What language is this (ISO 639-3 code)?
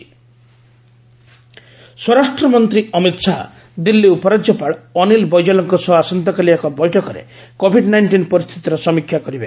ori